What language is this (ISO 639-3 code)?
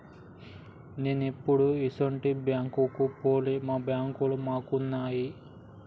tel